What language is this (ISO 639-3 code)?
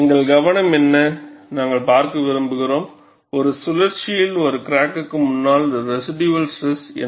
tam